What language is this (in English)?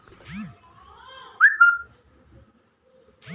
Chhattisgarhi